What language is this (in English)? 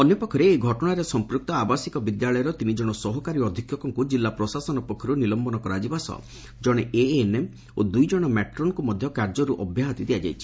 Odia